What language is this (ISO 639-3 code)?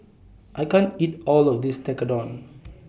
eng